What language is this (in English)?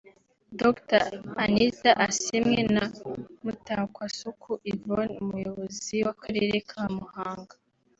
Kinyarwanda